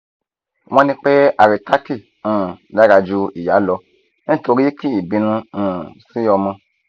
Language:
Yoruba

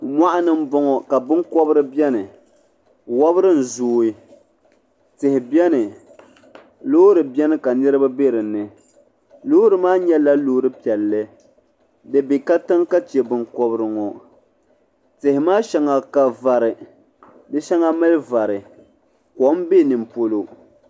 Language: Dagbani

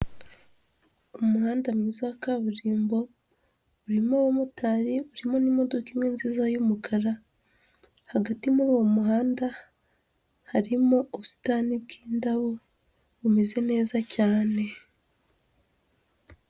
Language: Kinyarwanda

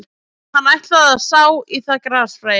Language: Icelandic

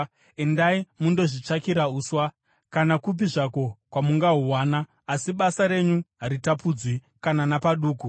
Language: Shona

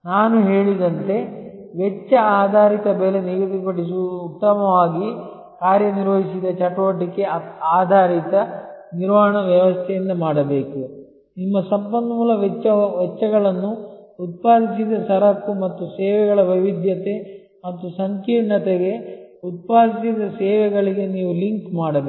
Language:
Kannada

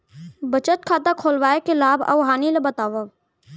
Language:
Chhattisgarhi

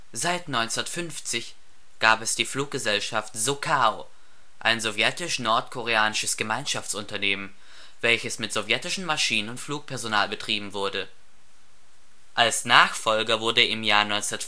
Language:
German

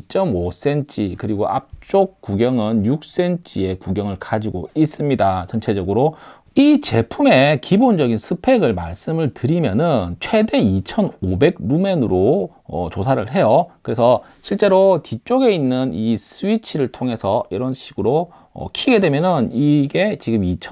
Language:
Korean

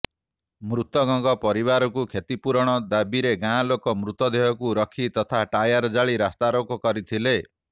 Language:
Odia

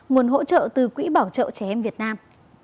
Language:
Vietnamese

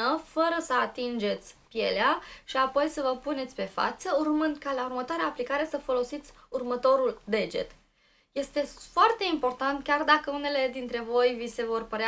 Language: Romanian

